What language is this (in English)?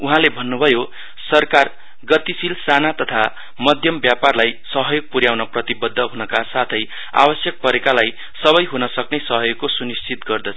Nepali